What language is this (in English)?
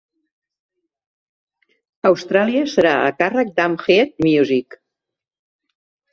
Catalan